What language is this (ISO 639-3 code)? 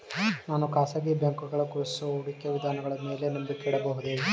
kan